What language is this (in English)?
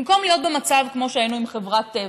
Hebrew